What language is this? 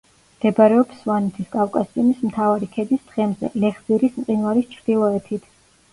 Georgian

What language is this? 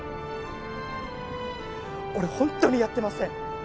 Japanese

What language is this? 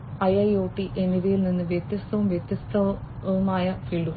Malayalam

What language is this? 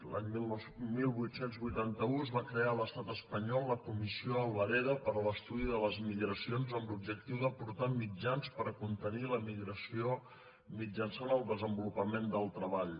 Catalan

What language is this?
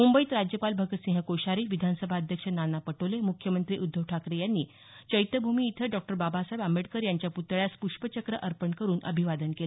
Marathi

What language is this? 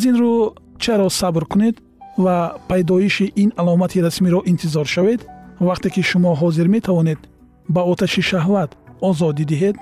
Persian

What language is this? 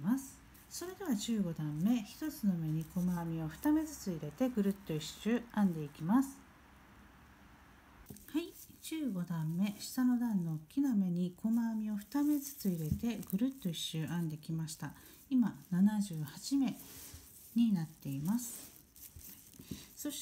Japanese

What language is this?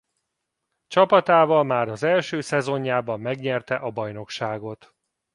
Hungarian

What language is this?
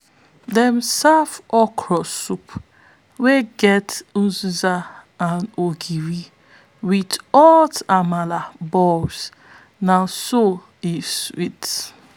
Nigerian Pidgin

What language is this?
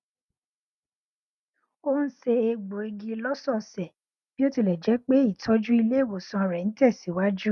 Yoruba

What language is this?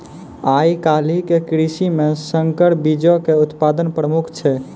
Maithili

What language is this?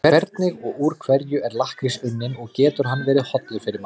Icelandic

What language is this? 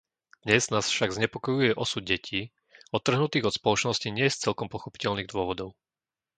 Slovak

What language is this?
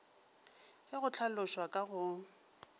Northern Sotho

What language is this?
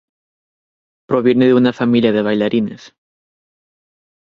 Spanish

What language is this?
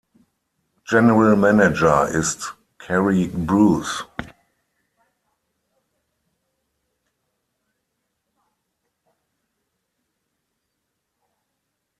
German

